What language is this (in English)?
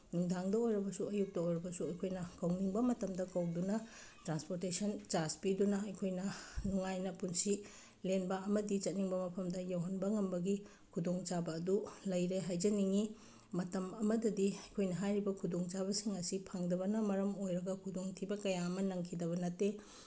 Manipuri